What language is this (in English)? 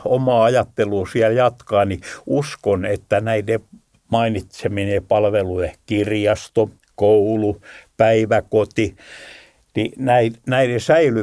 Finnish